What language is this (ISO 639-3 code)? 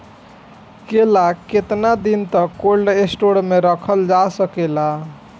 bho